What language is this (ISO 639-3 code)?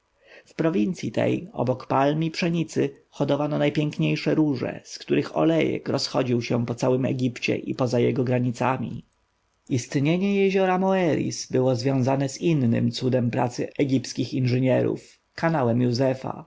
pol